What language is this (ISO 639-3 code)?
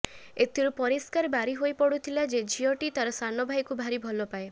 ori